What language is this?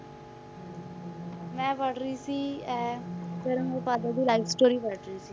Punjabi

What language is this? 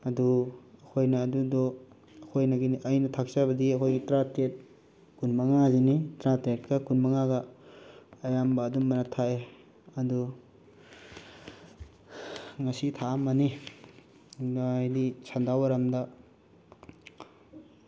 Manipuri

